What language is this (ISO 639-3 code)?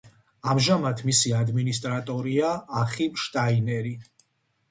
kat